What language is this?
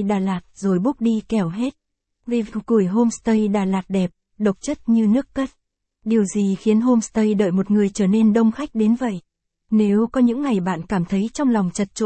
Vietnamese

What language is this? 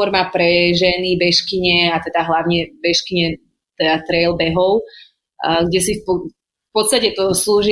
Slovak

